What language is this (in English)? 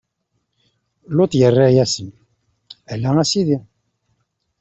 Kabyle